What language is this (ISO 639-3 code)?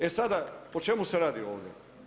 hrv